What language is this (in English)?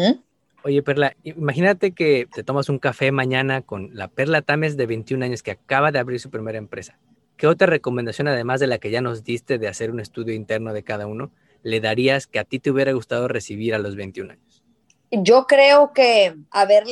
Spanish